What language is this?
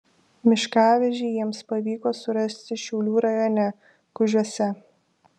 Lithuanian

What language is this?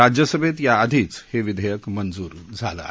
Marathi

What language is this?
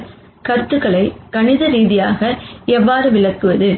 Tamil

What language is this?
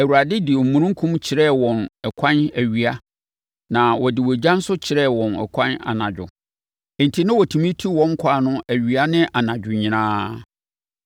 Akan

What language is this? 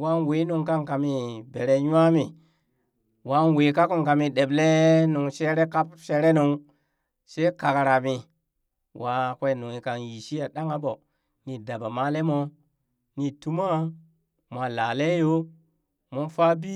Burak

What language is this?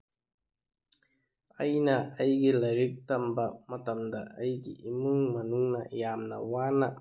Manipuri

